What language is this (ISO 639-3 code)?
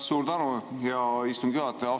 est